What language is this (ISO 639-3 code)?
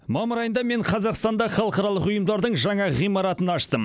kaz